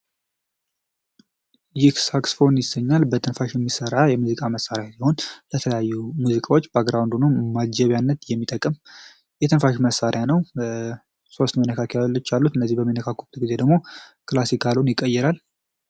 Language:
Amharic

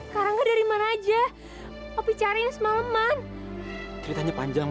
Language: Indonesian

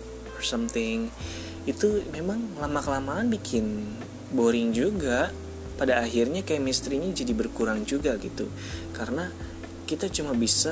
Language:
Indonesian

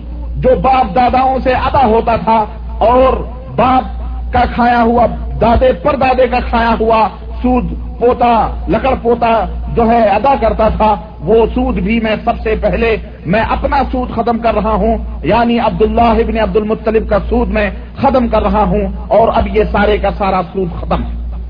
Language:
Urdu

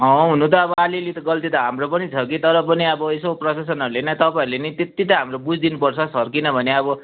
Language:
Nepali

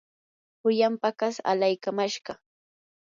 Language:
Yanahuanca Pasco Quechua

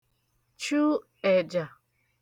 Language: Igbo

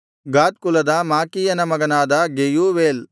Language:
Kannada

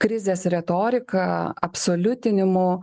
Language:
Lithuanian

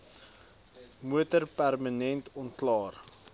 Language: Afrikaans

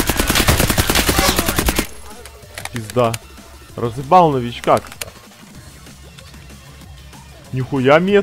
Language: Russian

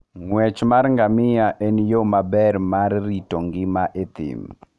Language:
Luo (Kenya and Tanzania)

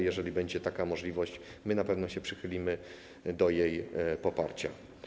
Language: Polish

